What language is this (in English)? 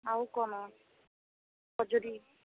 Odia